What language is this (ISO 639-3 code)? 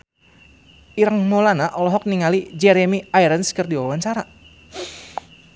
sun